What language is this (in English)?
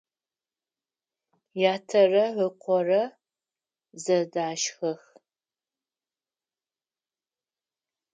Adyghe